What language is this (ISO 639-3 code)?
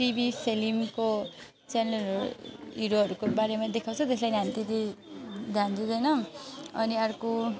nep